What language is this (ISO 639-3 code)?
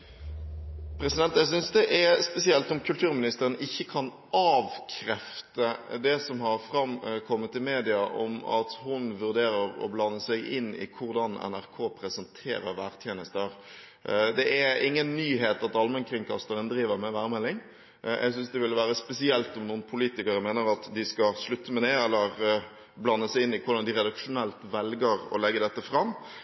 nor